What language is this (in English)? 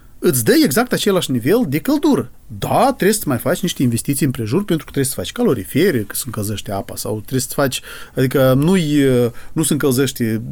Romanian